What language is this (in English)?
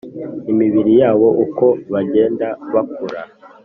Kinyarwanda